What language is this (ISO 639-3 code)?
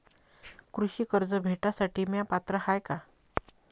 mar